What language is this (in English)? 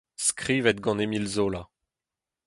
Breton